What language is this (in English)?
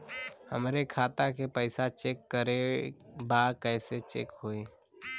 Bhojpuri